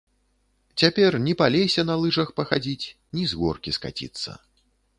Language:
Belarusian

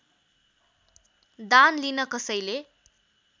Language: Nepali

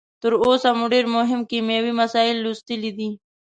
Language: Pashto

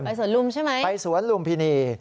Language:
Thai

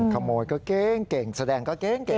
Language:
Thai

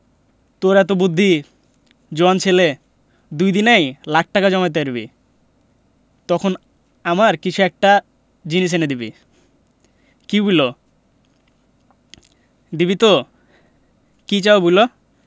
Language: Bangla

